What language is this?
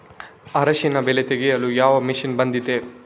Kannada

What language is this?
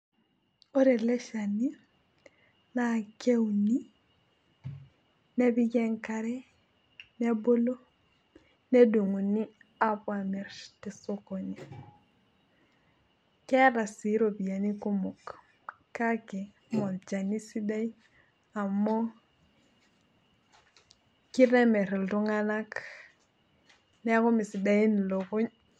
Masai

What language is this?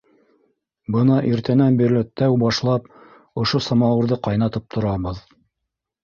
Bashkir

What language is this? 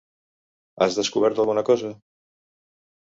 Catalan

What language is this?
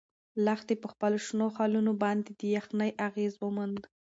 Pashto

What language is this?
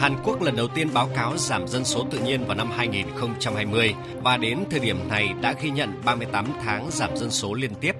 Vietnamese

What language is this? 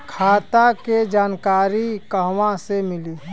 Bhojpuri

